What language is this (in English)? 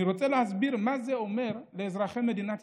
Hebrew